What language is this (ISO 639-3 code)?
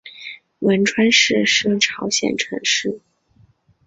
zho